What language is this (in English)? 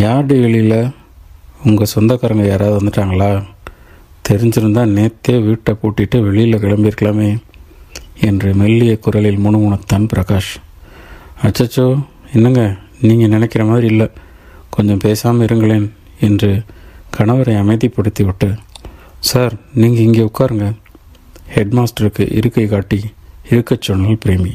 Tamil